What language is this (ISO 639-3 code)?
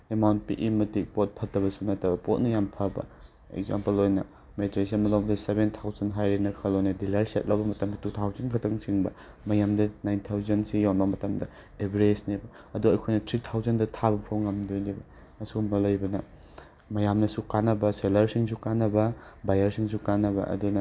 mni